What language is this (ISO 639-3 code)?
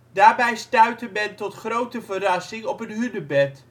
nld